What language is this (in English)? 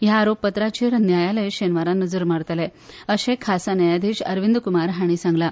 Konkani